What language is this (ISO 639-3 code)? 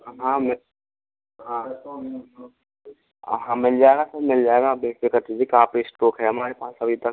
hin